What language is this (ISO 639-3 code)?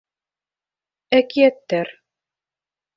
bak